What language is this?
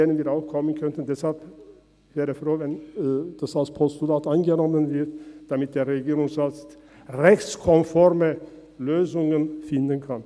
Swiss German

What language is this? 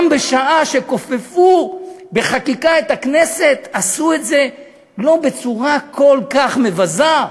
Hebrew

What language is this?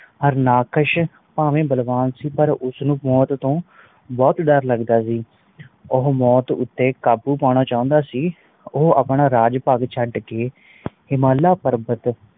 Punjabi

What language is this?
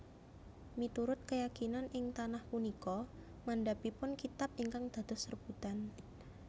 Javanese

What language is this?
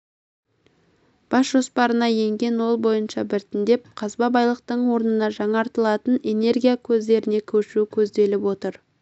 Kazakh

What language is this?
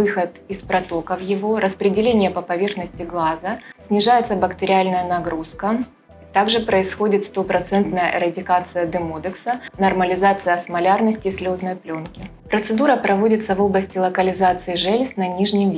Russian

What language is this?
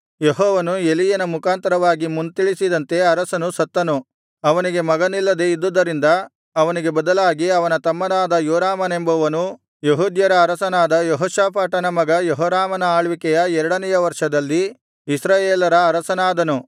Kannada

